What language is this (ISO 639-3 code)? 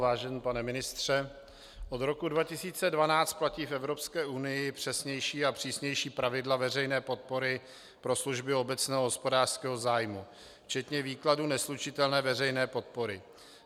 ces